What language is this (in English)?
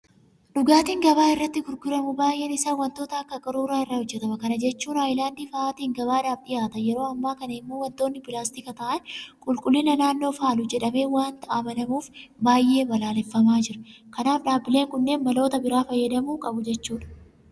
Oromo